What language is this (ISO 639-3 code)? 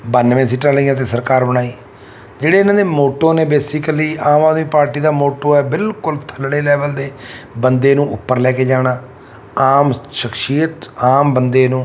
pan